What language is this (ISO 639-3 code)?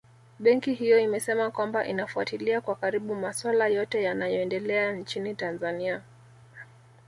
swa